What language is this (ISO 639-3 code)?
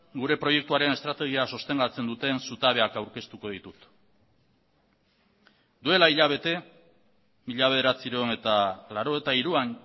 eus